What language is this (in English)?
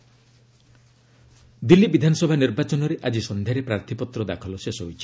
Odia